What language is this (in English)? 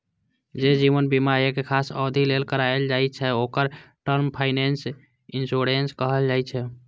Maithili